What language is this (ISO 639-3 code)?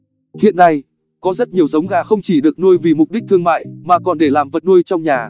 vie